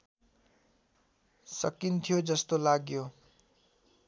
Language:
Nepali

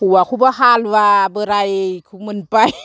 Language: Bodo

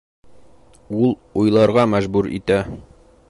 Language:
Bashkir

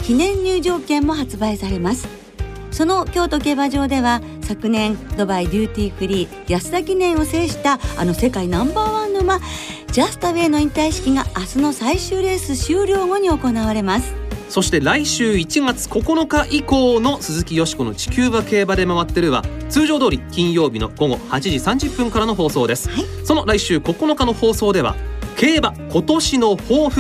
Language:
Japanese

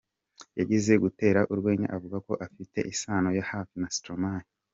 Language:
Kinyarwanda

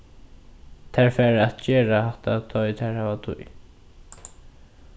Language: Faroese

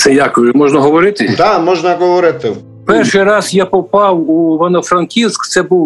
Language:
Ukrainian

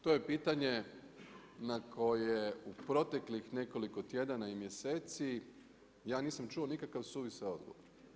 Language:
Croatian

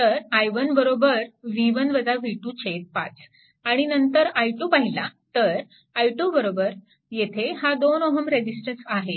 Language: Marathi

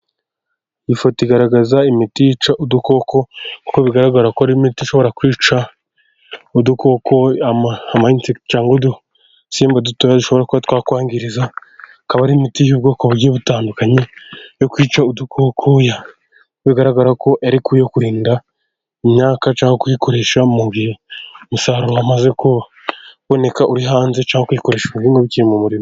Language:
Kinyarwanda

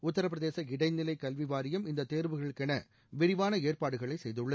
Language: Tamil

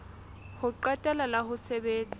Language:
Southern Sotho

